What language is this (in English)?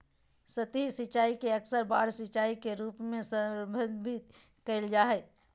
Magahi